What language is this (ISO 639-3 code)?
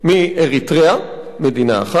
heb